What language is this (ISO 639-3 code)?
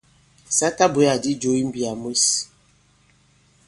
abb